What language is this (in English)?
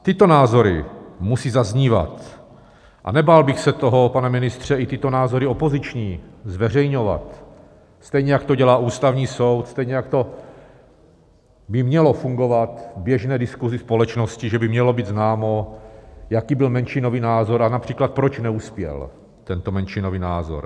Czech